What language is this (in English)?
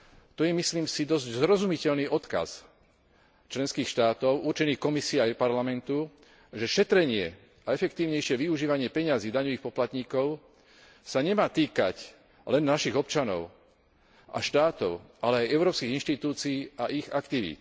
Slovak